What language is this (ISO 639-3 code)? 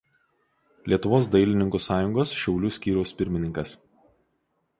lit